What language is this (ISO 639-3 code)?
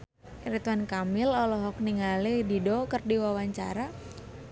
sun